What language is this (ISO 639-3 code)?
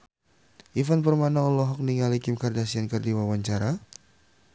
sun